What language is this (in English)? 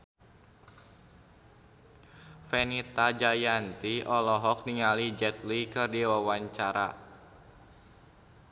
Sundanese